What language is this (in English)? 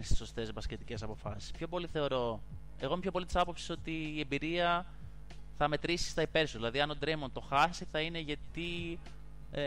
Greek